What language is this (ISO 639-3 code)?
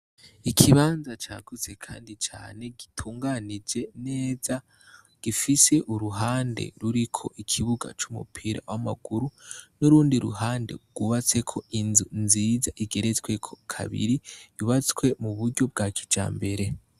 run